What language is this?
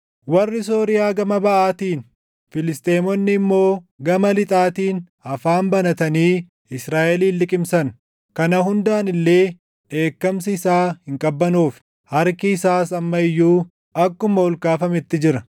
Oromo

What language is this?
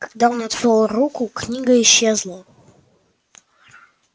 Russian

